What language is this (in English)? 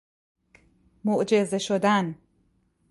Persian